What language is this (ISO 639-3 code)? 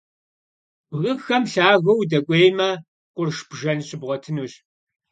kbd